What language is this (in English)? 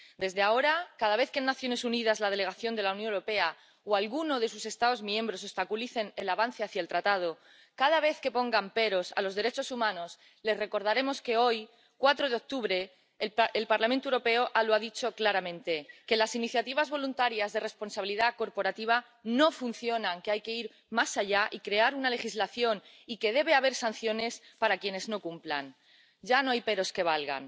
Spanish